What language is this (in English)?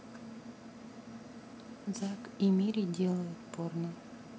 Russian